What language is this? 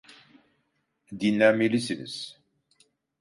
Turkish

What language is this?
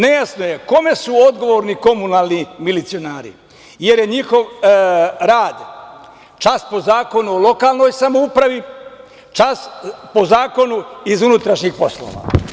Serbian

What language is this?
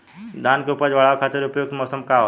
Bhojpuri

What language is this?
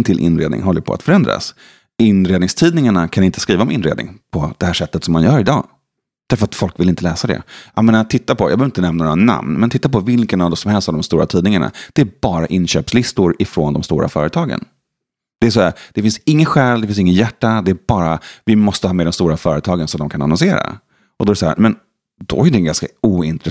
Swedish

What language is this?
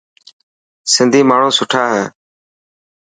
Dhatki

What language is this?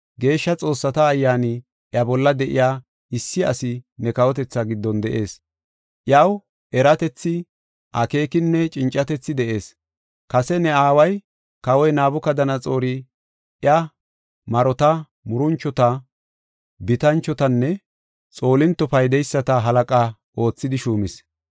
Gofa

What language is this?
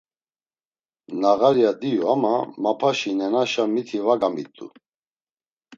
Laz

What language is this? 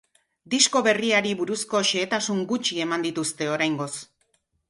Basque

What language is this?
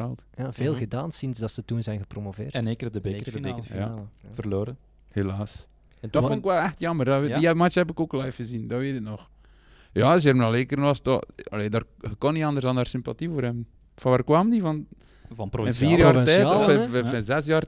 Dutch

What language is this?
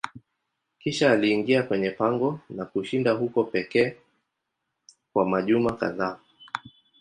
Swahili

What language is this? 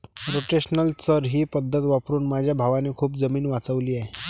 Marathi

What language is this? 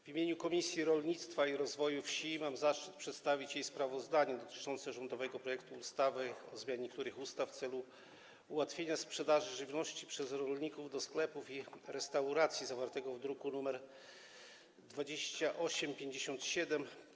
Polish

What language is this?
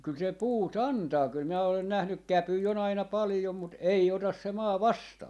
Finnish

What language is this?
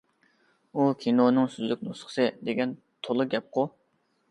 Uyghur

